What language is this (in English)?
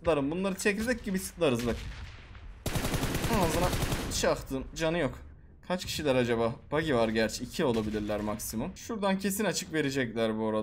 Turkish